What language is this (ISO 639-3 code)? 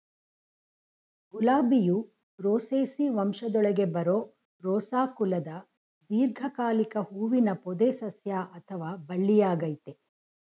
kan